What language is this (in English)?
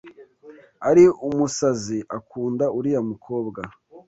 Kinyarwanda